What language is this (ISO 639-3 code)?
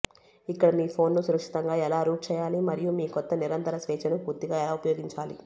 tel